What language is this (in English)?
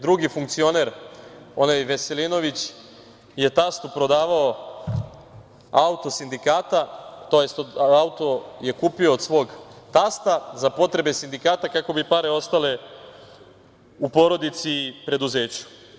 Serbian